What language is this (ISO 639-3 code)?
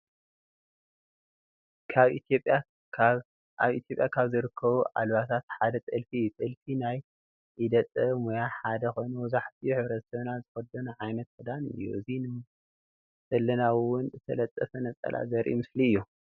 tir